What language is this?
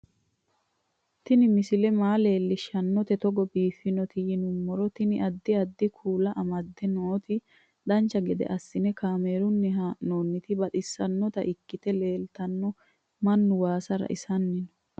Sidamo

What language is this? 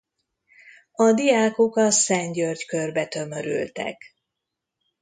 Hungarian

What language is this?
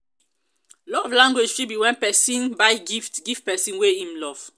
Nigerian Pidgin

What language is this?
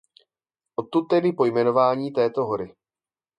Czech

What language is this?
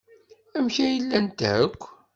Kabyle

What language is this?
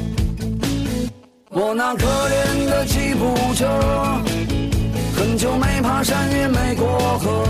Chinese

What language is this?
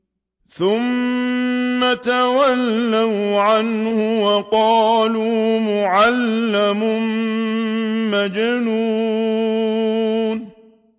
Arabic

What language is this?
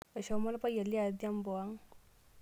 Masai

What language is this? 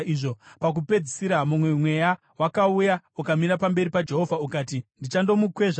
Shona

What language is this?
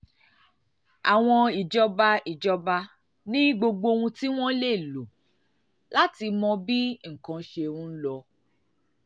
Yoruba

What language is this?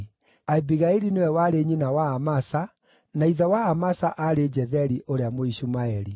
Kikuyu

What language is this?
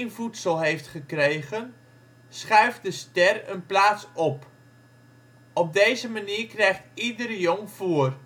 Dutch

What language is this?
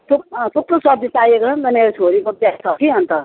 Nepali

